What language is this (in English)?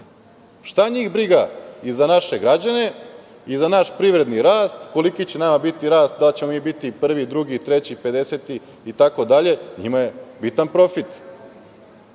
Serbian